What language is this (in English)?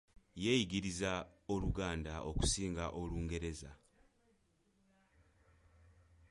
Ganda